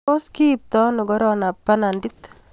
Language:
Kalenjin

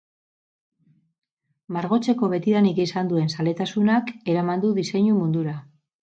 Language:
Basque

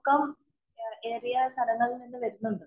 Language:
Malayalam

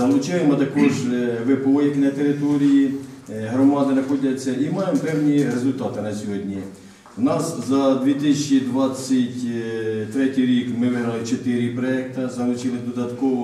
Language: Ukrainian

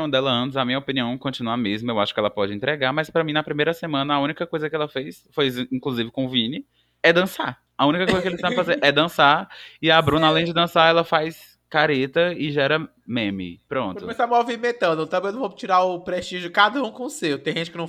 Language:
Portuguese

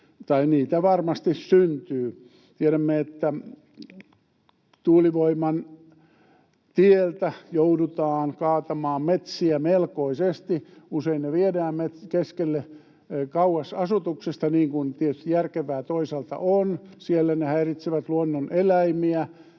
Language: Finnish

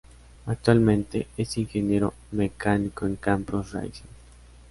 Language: Spanish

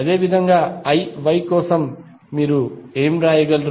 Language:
Telugu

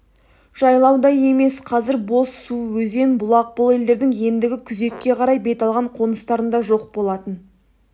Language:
Kazakh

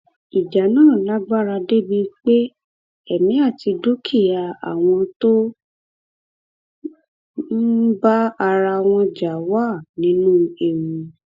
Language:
Yoruba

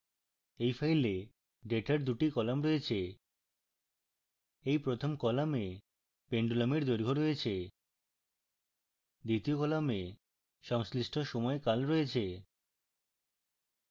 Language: Bangla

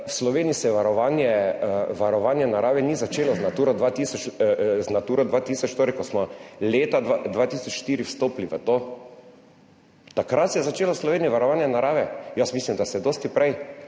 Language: Slovenian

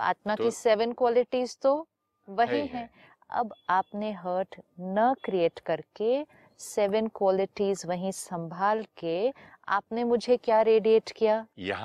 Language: Hindi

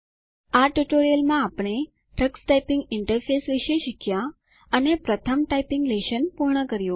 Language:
Gujarati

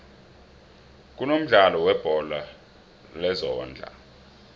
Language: South Ndebele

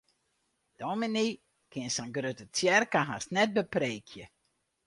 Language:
Western Frisian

